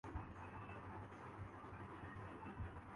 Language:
Urdu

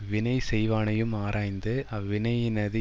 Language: Tamil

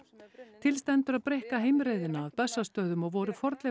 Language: Icelandic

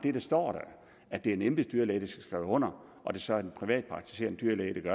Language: Danish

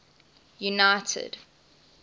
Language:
English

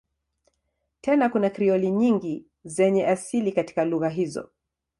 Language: Swahili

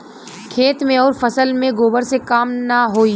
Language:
Bhojpuri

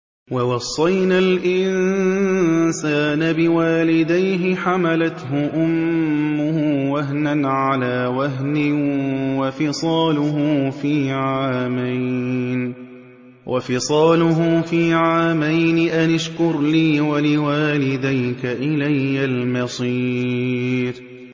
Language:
Arabic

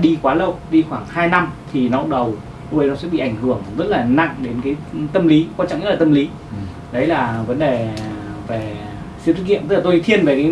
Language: Vietnamese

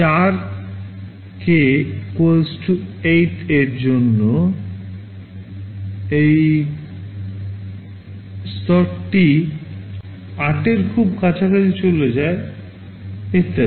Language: Bangla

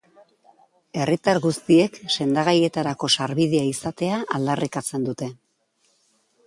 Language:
Basque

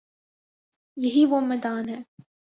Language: Urdu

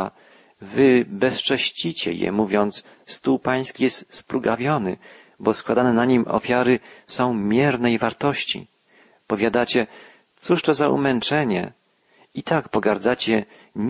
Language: Polish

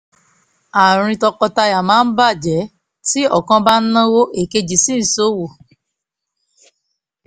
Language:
Yoruba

